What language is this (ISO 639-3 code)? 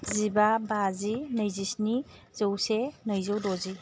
brx